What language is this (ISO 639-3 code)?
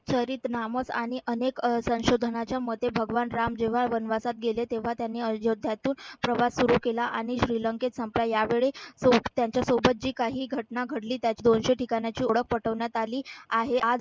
mar